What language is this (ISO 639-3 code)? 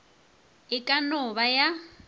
nso